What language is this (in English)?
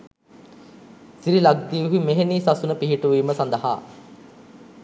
Sinhala